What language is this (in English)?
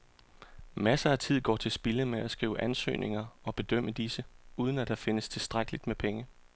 Danish